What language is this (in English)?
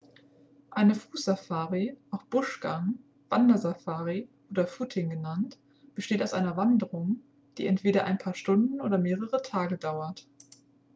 German